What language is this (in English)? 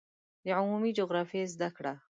Pashto